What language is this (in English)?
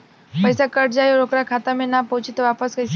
Bhojpuri